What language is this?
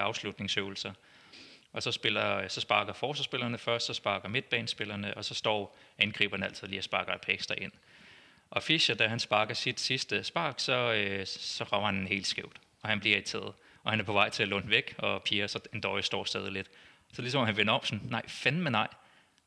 Danish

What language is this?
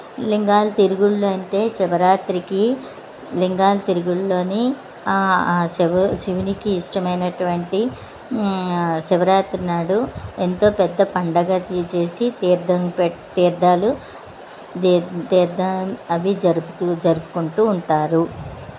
Telugu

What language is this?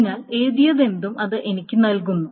Malayalam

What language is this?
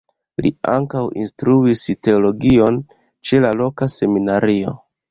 Esperanto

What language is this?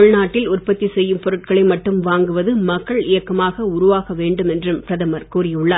Tamil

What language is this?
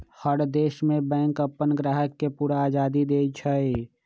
Magahi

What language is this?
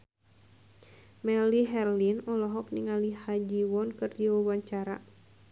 Sundanese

